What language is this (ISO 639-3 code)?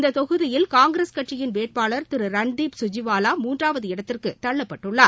tam